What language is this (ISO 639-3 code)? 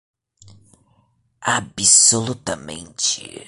por